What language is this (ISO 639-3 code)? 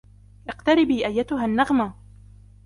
ara